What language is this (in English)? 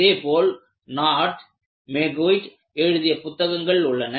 Tamil